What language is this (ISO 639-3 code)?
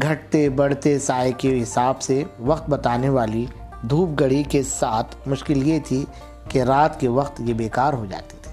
urd